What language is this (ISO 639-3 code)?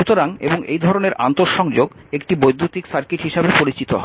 ben